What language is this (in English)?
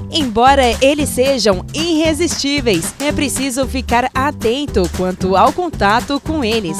Portuguese